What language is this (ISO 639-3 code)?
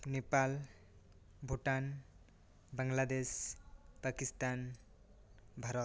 sat